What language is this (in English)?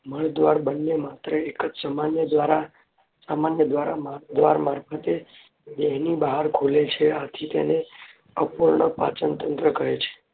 Gujarati